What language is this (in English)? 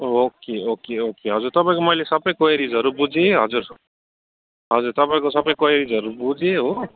Nepali